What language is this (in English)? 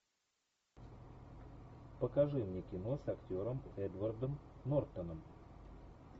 Russian